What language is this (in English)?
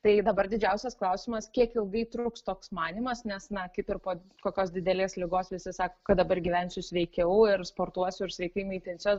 Lithuanian